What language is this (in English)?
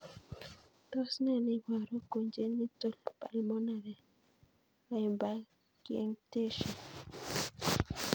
Kalenjin